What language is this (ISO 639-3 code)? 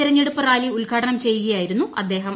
mal